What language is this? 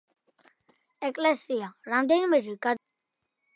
Georgian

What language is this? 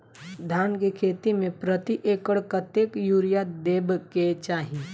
Maithili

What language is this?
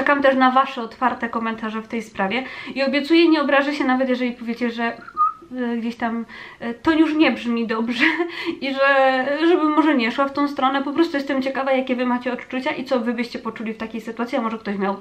Polish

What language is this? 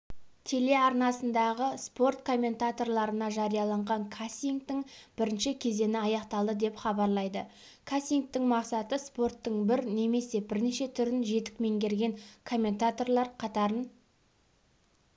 Kazakh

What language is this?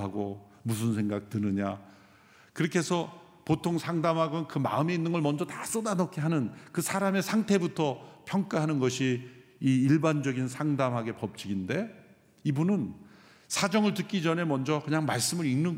Korean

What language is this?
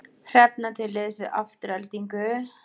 Icelandic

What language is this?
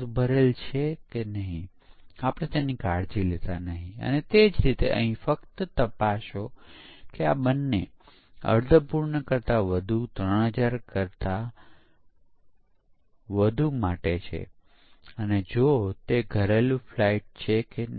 Gujarati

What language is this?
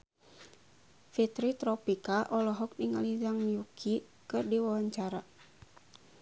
Sundanese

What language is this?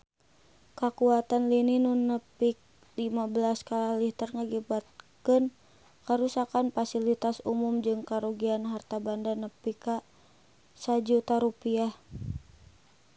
Sundanese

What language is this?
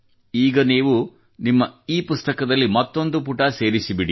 Kannada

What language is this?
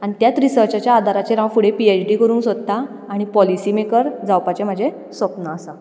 Konkani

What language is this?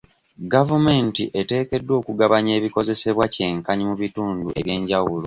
Ganda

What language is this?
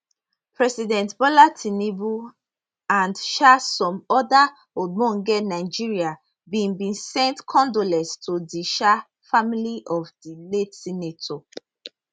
Nigerian Pidgin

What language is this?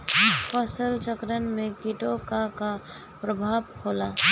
Bhojpuri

